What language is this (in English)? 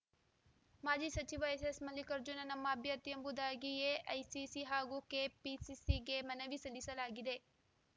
Kannada